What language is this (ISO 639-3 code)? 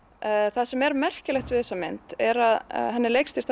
isl